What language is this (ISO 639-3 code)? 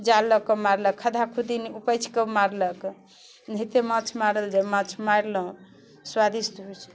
mai